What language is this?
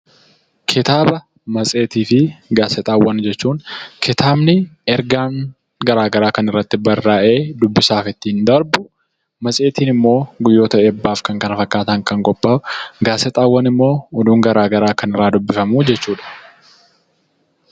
Oromo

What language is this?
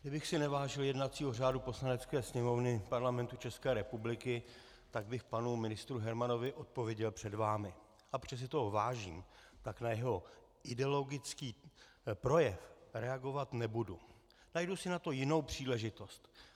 Czech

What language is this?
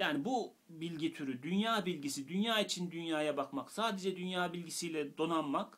Turkish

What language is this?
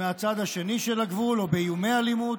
Hebrew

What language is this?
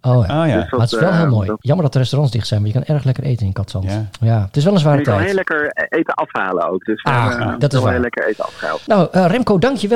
Dutch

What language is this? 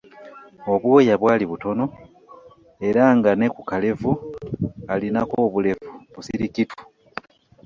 Ganda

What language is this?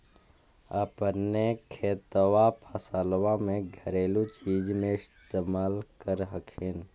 Magahi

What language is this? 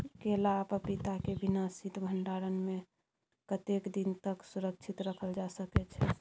Maithili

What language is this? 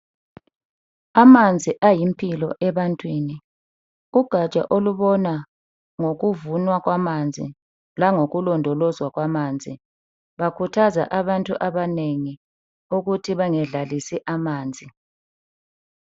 North Ndebele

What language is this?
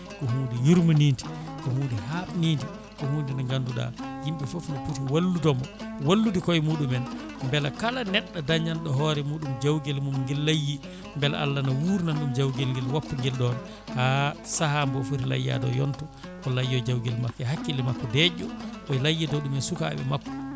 Fula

